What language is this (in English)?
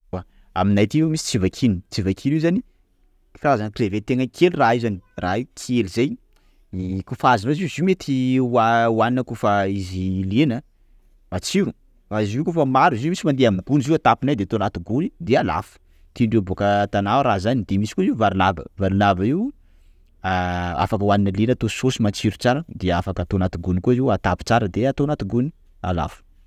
Sakalava Malagasy